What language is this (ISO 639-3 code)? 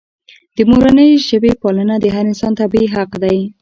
pus